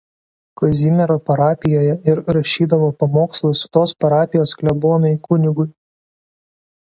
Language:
Lithuanian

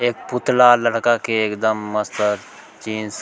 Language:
Chhattisgarhi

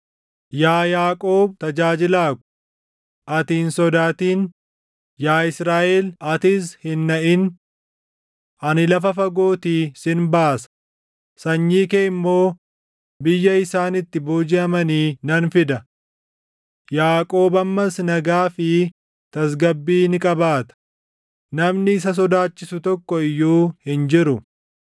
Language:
Oromo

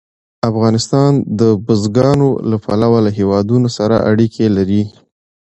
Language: Pashto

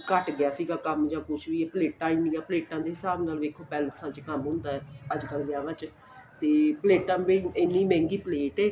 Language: Punjabi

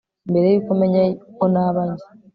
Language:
Kinyarwanda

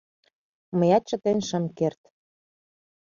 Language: Mari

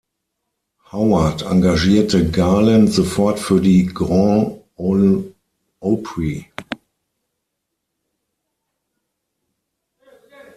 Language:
German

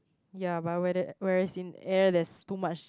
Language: English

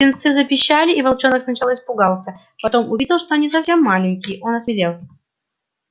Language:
Russian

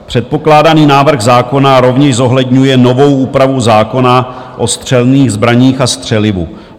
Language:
Czech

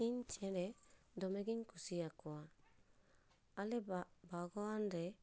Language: Santali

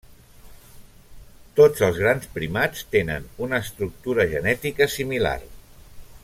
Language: Catalan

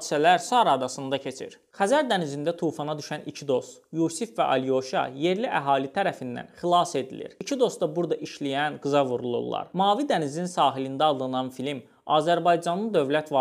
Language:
Turkish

